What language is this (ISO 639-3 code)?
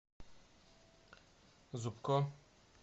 rus